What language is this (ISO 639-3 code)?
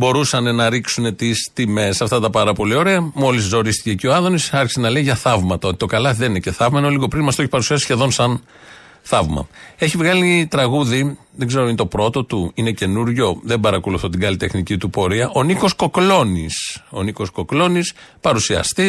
ell